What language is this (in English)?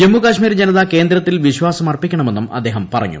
Malayalam